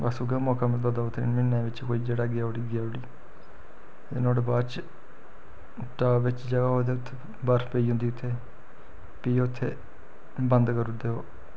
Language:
Dogri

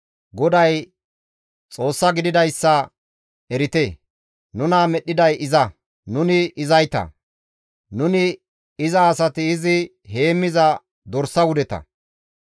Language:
Gamo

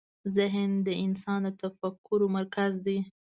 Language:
Pashto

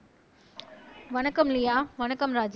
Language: Tamil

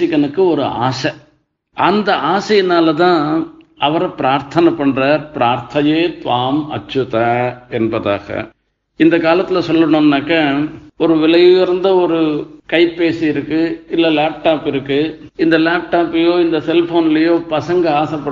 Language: Tamil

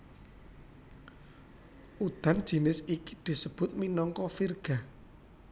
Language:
Javanese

